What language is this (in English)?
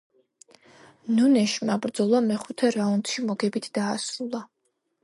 Georgian